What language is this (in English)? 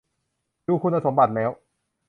Thai